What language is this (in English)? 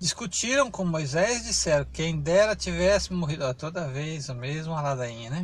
Portuguese